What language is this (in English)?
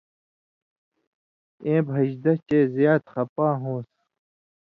Indus Kohistani